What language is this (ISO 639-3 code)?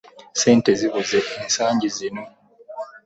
lug